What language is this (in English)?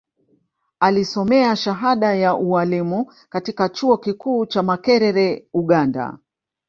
Swahili